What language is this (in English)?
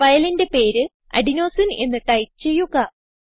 Malayalam